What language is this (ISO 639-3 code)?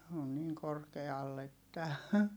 fin